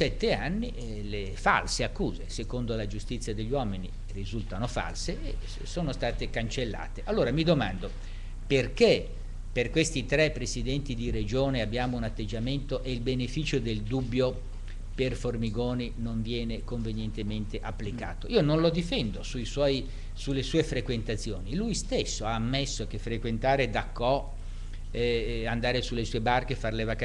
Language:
Italian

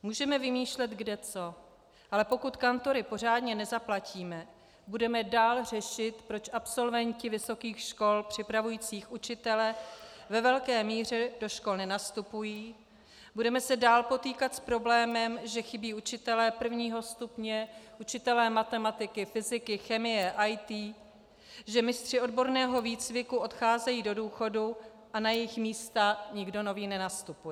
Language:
Czech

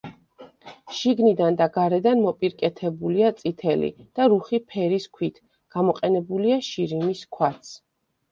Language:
Georgian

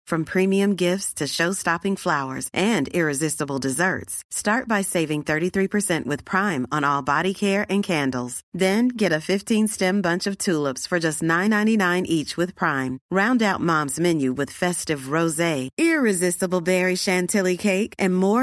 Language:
Filipino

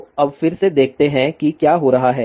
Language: Hindi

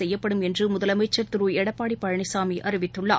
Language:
Tamil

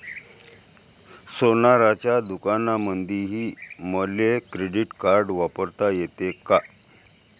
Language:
Marathi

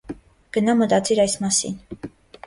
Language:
Armenian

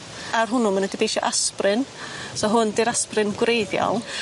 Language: Welsh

